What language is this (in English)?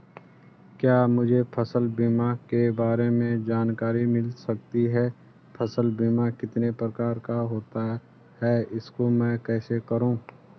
Hindi